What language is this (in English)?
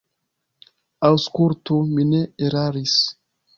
Esperanto